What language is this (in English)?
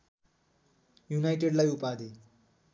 Nepali